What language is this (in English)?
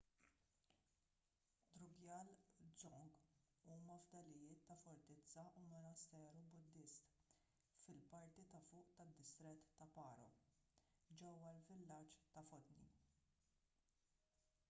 Maltese